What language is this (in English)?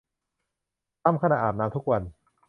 Thai